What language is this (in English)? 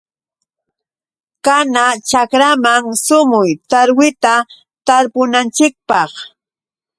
Yauyos Quechua